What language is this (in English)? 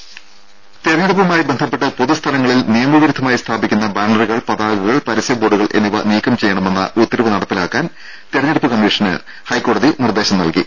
Malayalam